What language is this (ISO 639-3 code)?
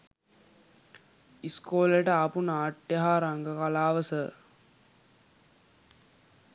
sin